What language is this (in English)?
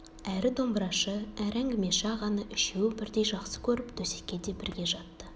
Kazakh